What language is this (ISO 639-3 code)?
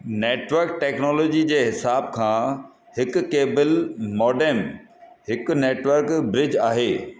snd